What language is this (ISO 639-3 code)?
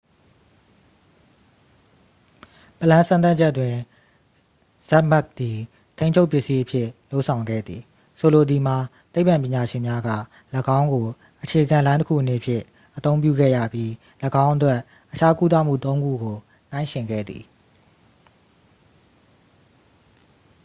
mya